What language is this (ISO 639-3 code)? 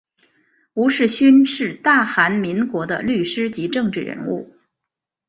zho